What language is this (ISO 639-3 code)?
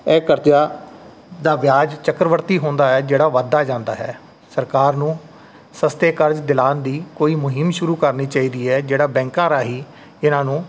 pan